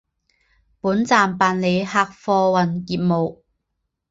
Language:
Chinese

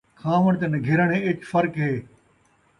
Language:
Saraiki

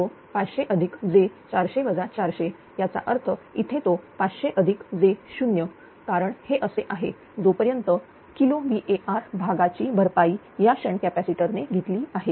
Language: Marathi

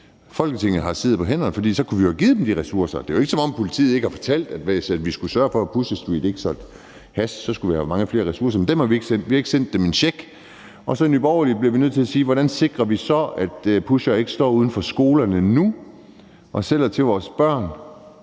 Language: Danish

